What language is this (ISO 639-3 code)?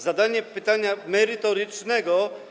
pol